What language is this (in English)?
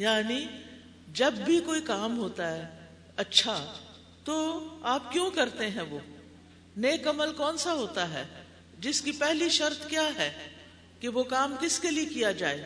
Urdu